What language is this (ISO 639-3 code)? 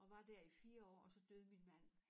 dan